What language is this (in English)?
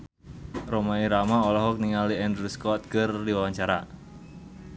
Sundanese